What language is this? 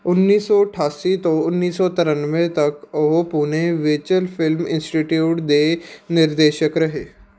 Punjabi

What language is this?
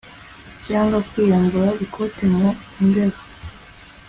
Kinyarwanda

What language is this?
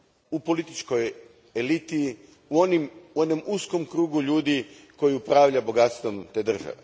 Croatian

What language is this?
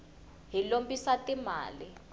Tsonga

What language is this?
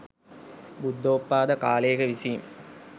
Sinhala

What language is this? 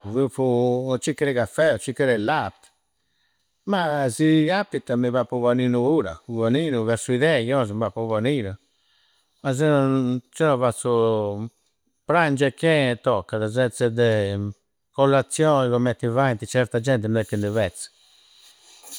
Campidanese Sardinian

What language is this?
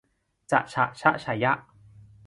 Thai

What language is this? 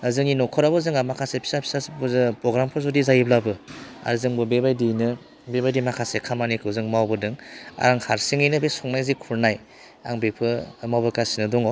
Bodo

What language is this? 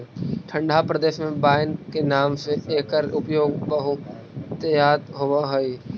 Magahi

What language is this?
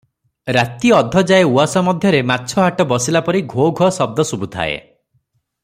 Odia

